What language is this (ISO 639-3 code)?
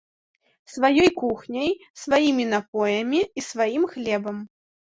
bel